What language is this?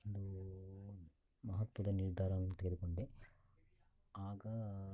Kannada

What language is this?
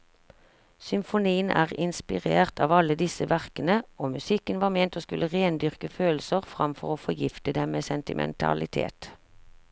Norwegian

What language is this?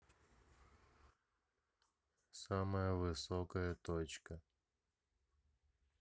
Russian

